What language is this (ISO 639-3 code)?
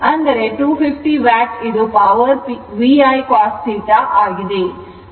kan